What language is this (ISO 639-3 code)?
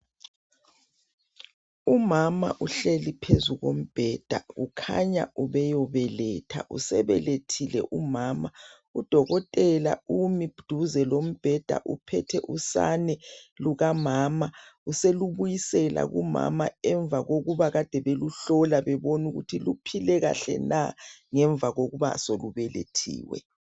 nde